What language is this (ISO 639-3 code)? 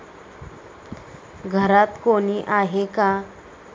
mar